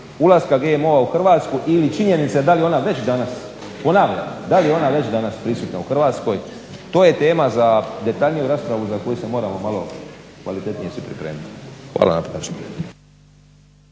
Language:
Croatian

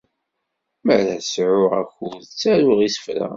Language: Kabyle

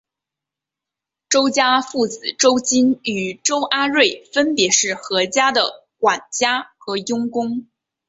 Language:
Chinese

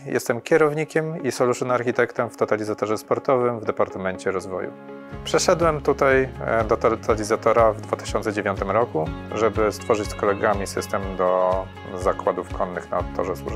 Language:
Polish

